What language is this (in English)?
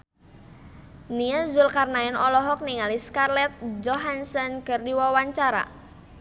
Sundanese